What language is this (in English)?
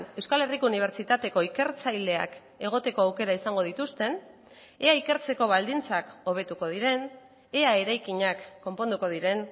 Basque